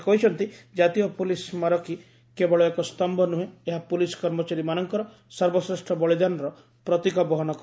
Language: Odia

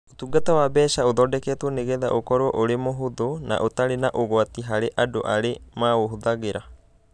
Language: Kikuyu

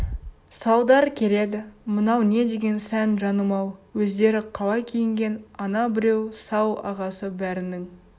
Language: Kazakh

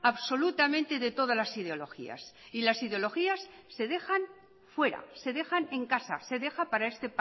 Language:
Spanish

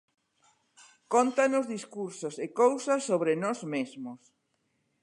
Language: Galician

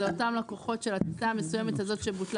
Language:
Hebrew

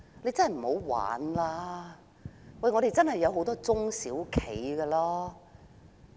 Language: Cantonese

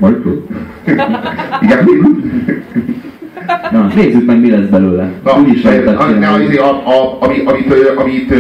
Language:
Hungarian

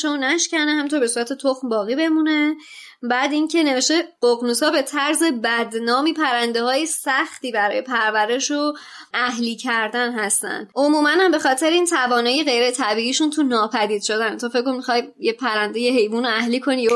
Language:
Persian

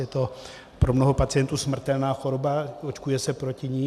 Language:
Czech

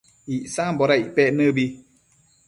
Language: Matsés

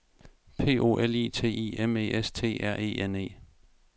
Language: Danish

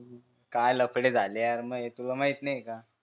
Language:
Marathi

